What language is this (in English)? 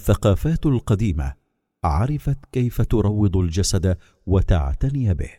Arabic